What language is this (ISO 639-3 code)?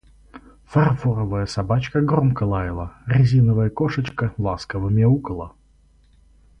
rus